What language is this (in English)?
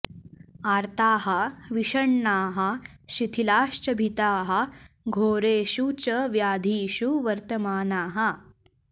Sanskrit